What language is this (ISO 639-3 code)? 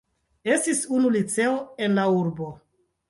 epo